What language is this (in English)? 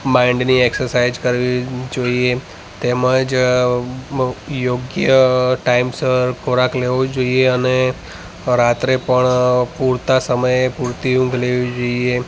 Gujarati